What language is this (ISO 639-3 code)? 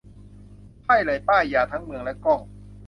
tha